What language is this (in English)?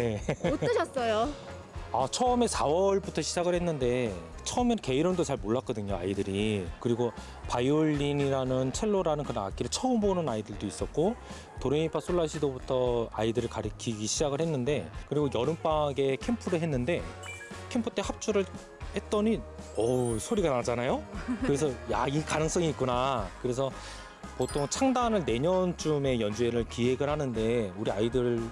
Korean